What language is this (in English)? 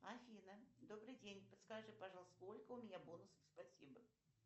Russian